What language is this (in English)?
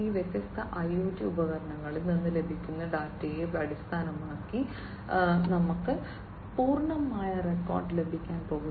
Malayalam